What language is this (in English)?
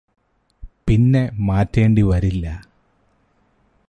Malayalam